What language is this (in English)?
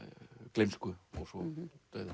Icelandic